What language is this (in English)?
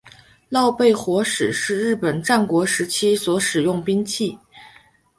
Chinese